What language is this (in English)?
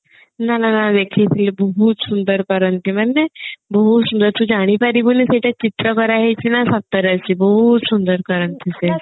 Odia